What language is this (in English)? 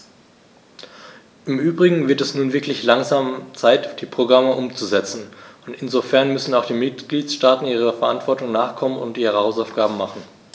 German